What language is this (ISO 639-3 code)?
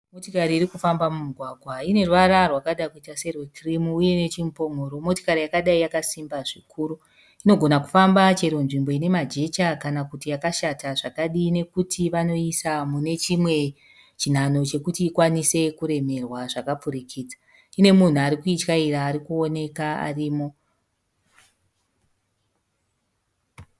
sna